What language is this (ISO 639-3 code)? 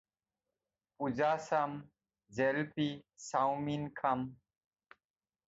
asm